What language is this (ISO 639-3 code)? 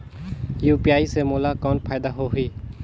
hne